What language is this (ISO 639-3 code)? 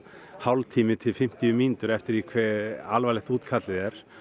isl